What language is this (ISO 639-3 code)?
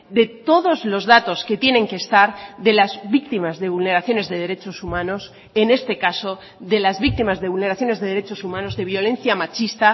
spa